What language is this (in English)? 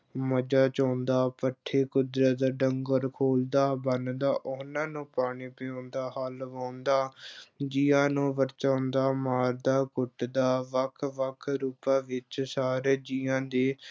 Punjabi